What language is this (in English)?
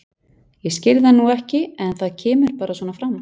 Icelandic